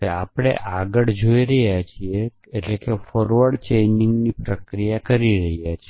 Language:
Gujarati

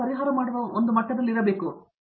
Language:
Kannada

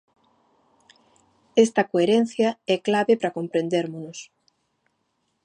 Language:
Galician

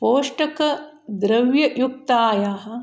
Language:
Sanskrit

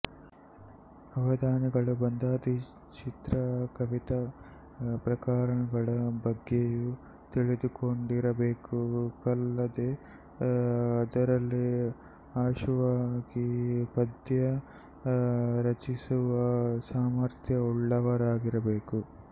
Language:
Kannada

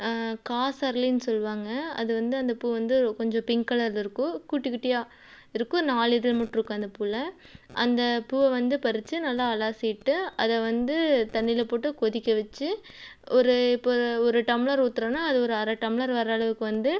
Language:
Tamil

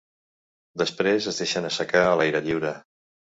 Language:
Catalan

